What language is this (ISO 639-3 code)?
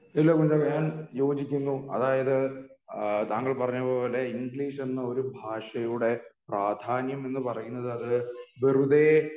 mal